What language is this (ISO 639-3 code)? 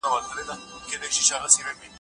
pus